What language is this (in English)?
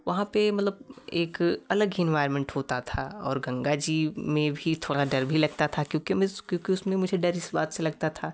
Hindi